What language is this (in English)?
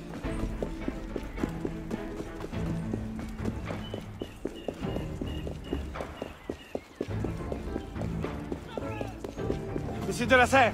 English